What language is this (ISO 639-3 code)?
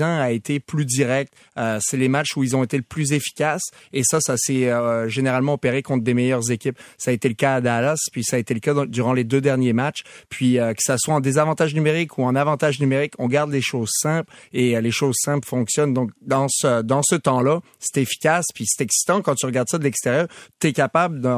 fra